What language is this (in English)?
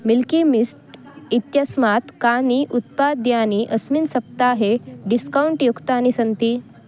Sanskrit